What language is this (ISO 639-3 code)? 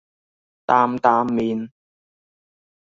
yue